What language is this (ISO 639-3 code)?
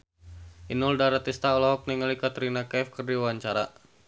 sun